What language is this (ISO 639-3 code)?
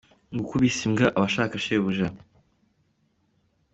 kin